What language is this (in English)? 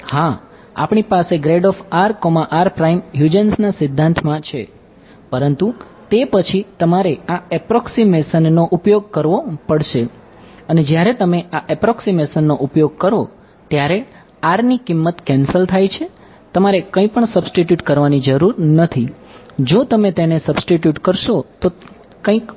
Gujarati